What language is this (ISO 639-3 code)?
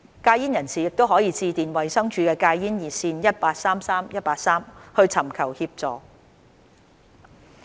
yue